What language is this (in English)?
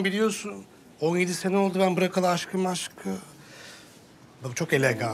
Turkish